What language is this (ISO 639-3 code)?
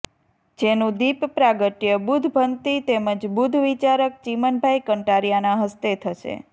guj